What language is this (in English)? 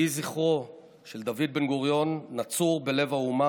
Hebrew